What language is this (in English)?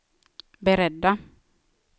Swedish